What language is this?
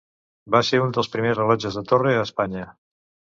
Catalan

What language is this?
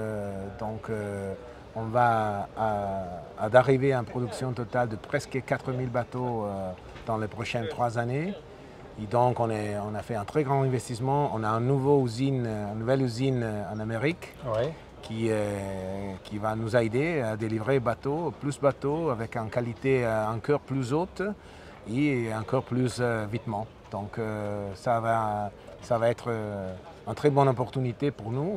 French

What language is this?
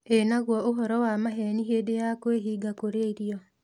Kikuyu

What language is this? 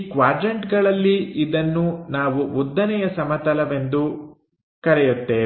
Kannada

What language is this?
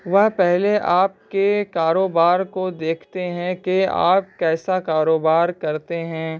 Urdu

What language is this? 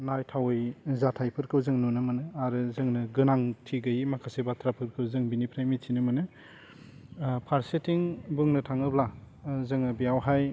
Bodo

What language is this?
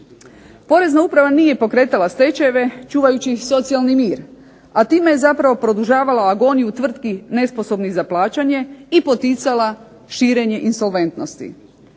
Croatian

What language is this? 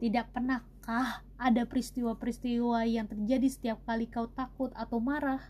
Indonesian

